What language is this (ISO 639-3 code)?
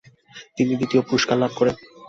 ben